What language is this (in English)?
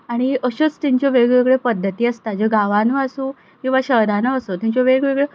Konkani